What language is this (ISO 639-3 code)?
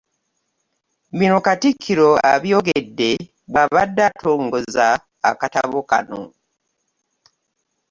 lug